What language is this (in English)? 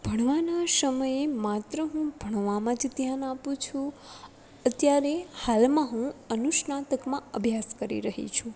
Gujarati